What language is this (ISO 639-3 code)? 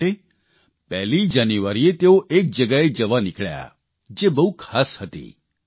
guj